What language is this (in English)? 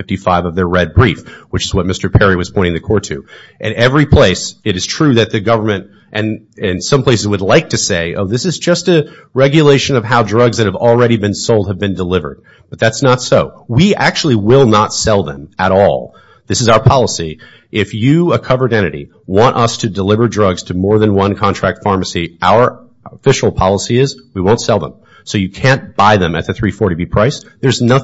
English